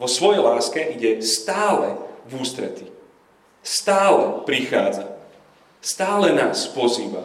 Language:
Slovak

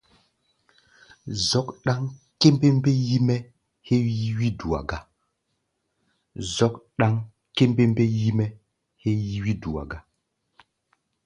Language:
Gbaya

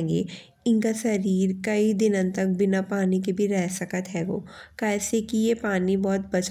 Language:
Bundeli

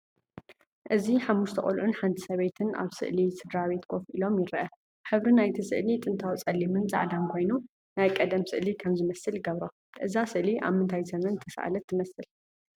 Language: Tigrinya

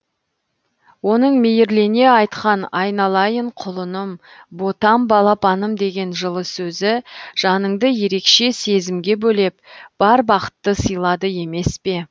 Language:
Kazakh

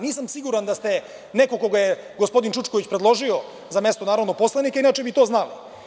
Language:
Serbian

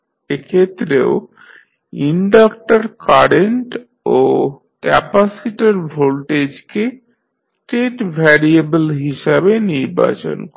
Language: Bangla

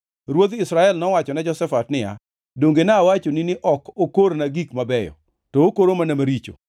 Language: Luo (Kenya and Tanzania)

